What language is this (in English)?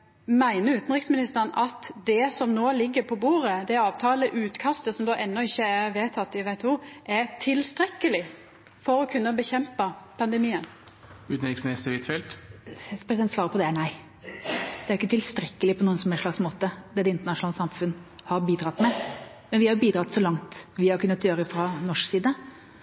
Norwegian